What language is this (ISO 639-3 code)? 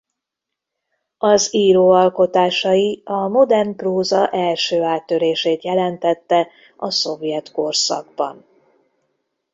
hun